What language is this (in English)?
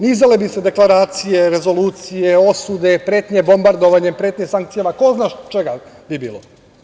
Serbian